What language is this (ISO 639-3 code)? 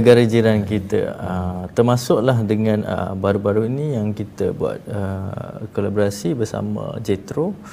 msa